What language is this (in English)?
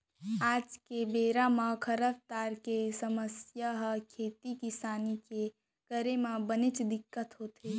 Chhattisgarhi